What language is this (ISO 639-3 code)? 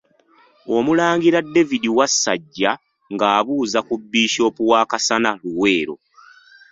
lug